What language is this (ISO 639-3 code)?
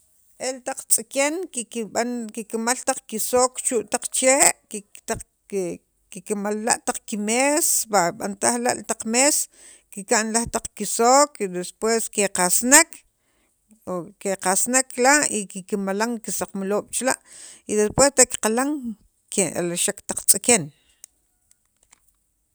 quv